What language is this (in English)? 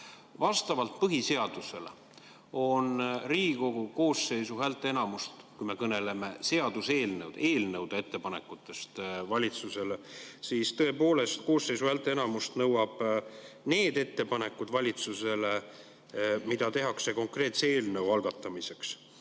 Estonian